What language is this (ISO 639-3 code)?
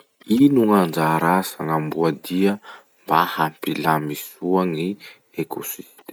msh